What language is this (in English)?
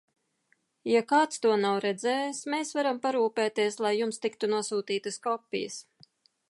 Latvian